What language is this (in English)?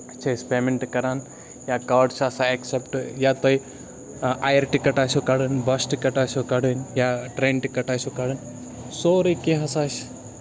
Kashmiri